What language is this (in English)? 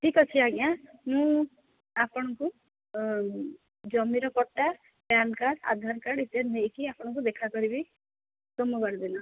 Odia